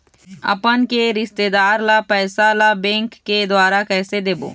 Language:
Chhattisgarhi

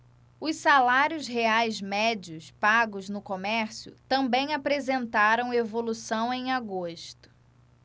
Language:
Portuguese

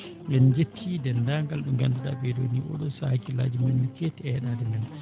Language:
Fula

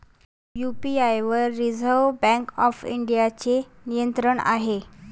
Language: Marathi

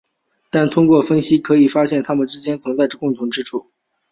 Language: Chinese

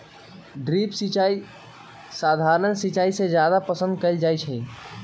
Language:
Magahi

